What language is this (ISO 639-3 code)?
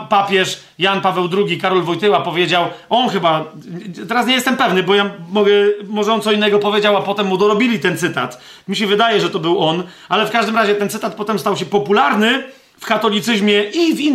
pol